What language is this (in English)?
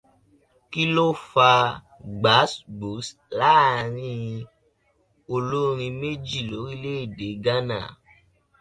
Yoruba